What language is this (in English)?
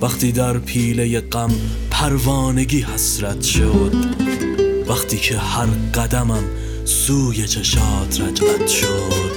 Persian